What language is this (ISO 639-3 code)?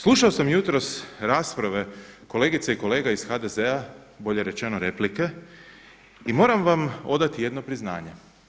hrv